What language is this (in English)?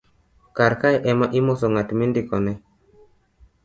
Luo (Kenya and Tanzania)